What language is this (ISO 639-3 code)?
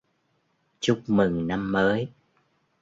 vie